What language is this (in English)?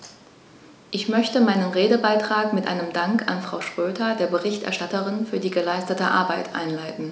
German